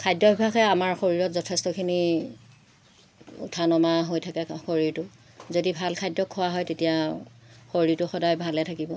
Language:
Assamese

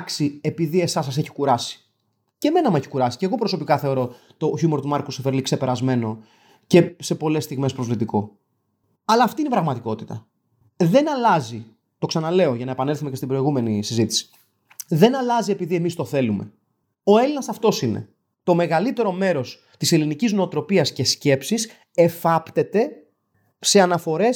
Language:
Greek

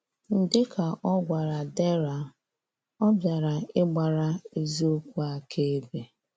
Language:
Igbo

